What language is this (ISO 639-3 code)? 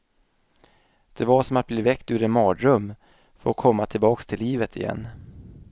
swe